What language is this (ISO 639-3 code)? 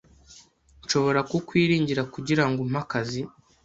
kin